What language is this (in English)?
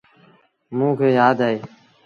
Sindhi Bhil